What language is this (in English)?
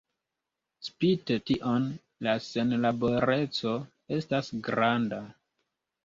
Esperanto